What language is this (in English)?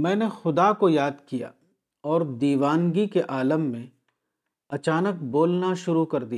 Urdu